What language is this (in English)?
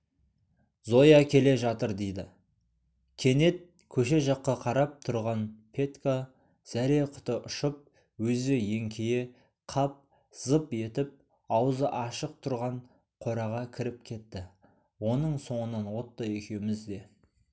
Kazakh